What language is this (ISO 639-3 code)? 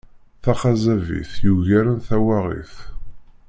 kab